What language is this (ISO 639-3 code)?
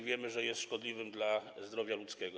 pol